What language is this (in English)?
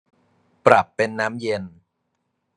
Thai